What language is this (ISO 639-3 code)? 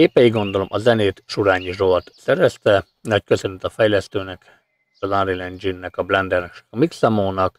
hun